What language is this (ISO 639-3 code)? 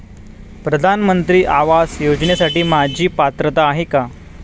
mar